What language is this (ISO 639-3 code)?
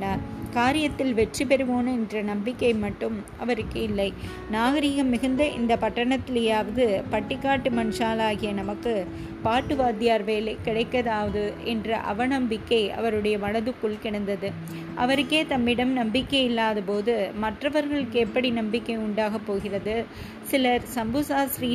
tam